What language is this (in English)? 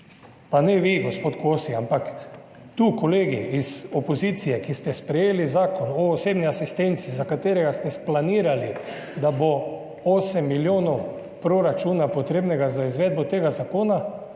Slovenian